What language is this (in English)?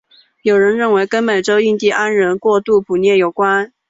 Chinese